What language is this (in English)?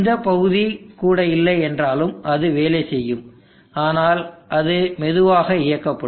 Tamil